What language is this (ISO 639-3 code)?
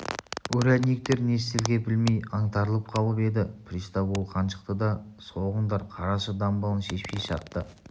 kaz